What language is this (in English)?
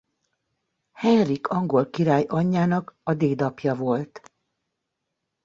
Hungarian